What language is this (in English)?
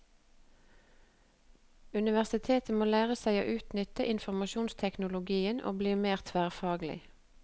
Norwegian